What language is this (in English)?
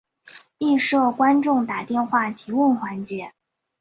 Chinese